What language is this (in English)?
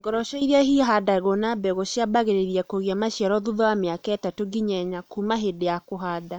Kikuyu